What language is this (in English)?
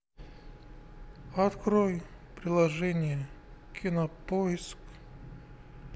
Russian